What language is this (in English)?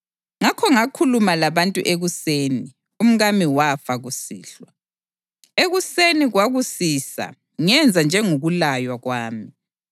North Ndebele